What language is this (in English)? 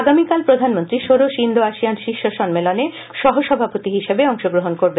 Bangla